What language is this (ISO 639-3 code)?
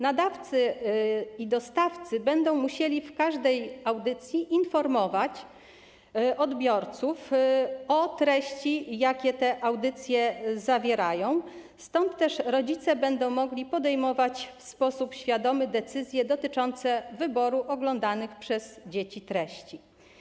pol